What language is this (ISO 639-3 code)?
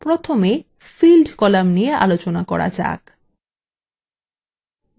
ben